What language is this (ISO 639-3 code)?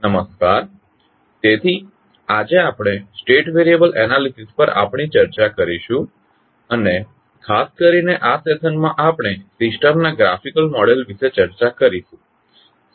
guj